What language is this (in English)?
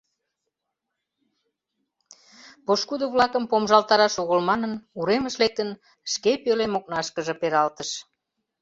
Mari